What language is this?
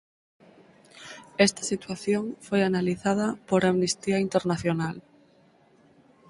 Galician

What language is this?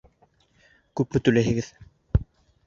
Bashkir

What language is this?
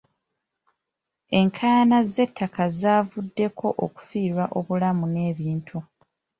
Ganda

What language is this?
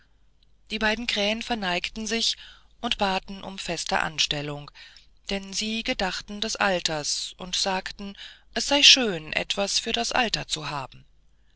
German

